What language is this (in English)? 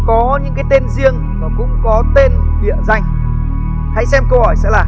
Vietnamese